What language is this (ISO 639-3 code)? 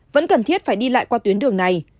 vie